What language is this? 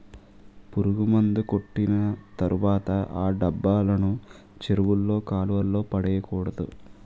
Telugu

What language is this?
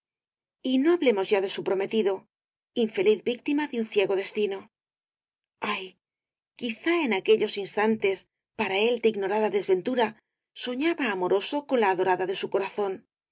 Spanish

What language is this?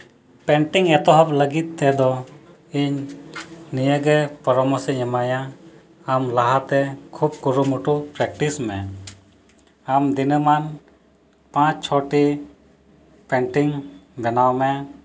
Santali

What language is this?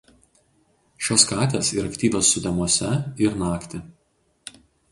Lithuanian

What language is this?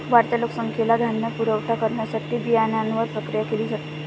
Marathi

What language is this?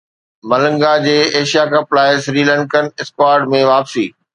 Sindhi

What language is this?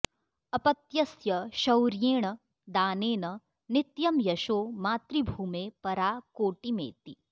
Sanskrit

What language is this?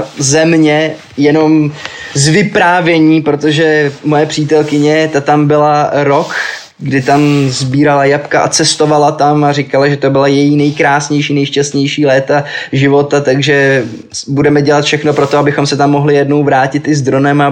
Czech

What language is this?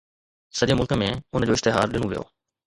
Sindhi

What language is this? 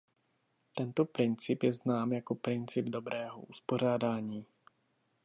Czech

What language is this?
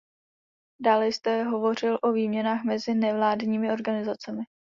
Czech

